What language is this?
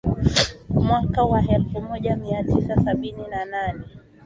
Swahili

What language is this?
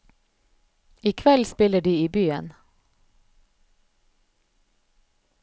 Norwegian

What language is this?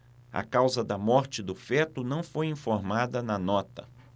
Portuguese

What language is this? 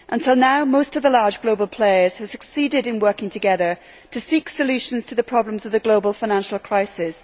English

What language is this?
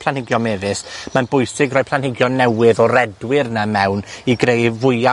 Welsh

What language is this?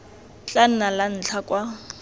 Tswana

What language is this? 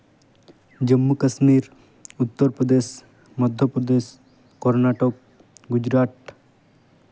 Santali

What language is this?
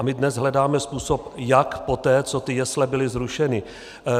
Czech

